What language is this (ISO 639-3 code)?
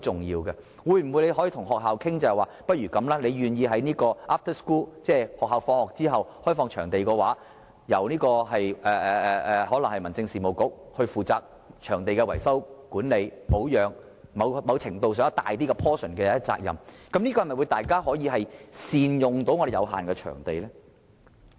yue